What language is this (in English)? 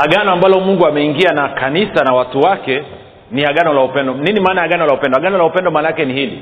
Swahili